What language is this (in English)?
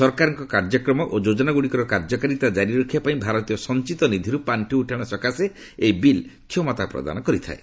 Odia